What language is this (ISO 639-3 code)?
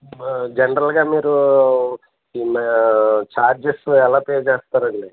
tel